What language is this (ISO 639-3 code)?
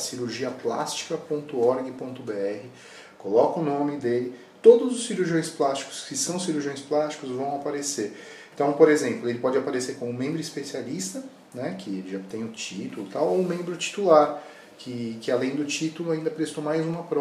por